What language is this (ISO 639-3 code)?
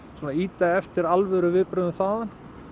isl